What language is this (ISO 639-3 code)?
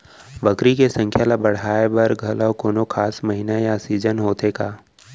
hne